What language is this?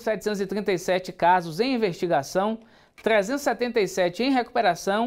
Portuguese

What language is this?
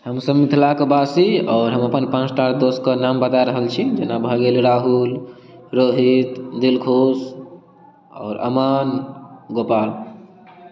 Maithili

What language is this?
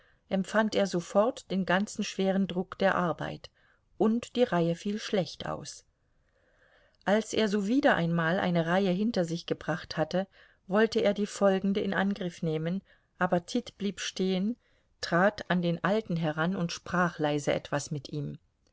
German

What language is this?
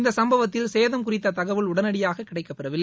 Tamil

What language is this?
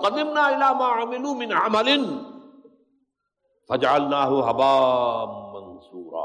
Urdu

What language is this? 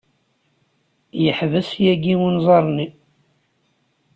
Kabyle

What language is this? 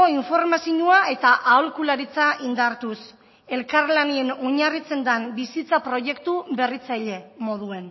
Basque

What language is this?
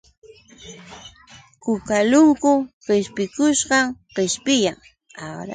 Yauyos Quechua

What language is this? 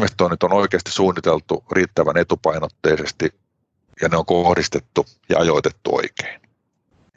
Finnish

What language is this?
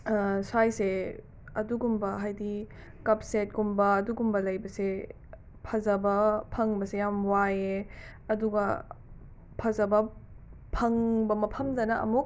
Manipuri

